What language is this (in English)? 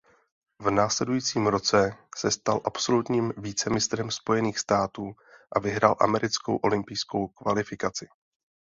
Czech